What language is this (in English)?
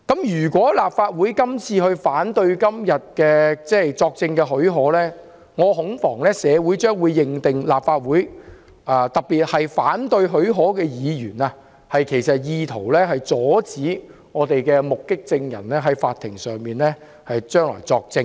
Cantonese